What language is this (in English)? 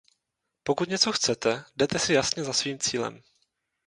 Czech